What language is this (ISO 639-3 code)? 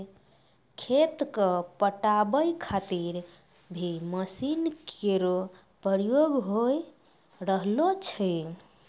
mai